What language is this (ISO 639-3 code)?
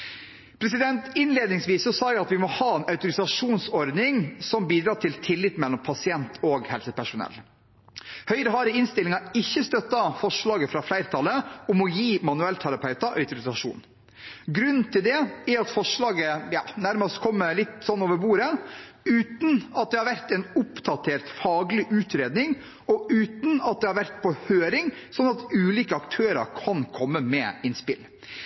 nob